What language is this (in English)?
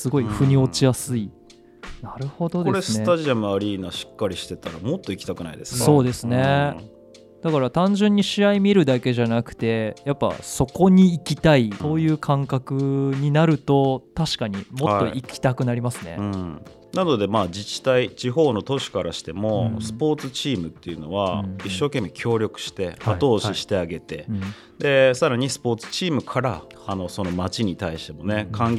Japanese